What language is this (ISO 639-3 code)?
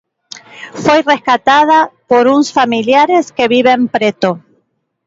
glg